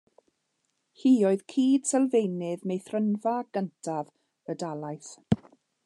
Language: Welsh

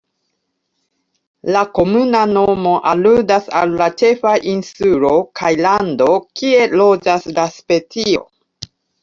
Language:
Esperanto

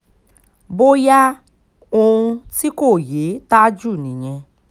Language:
Yoruba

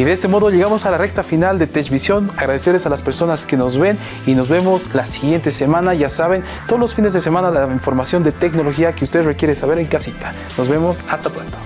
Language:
Spanish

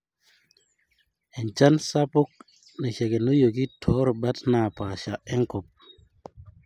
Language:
Masai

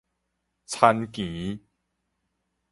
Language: Min Nan Chinese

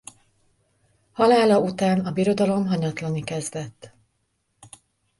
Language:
Hungarian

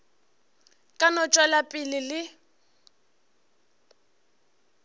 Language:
Northern Sotho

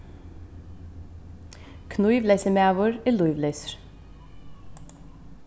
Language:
Faroese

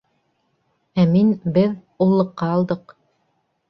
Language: Bashkir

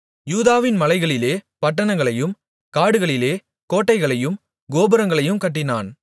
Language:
Tamil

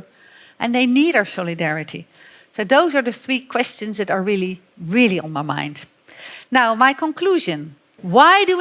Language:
Dutch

